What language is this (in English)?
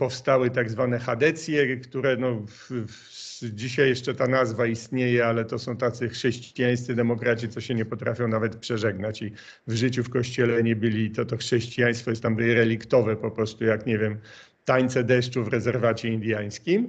Polish